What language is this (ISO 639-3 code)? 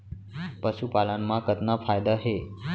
hne